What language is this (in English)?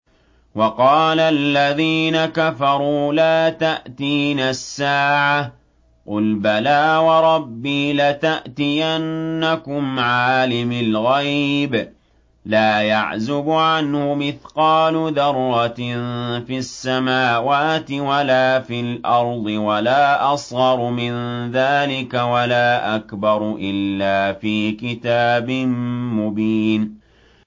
Arabic